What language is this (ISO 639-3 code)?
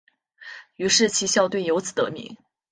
zho